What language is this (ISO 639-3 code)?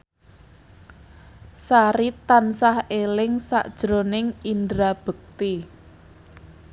jav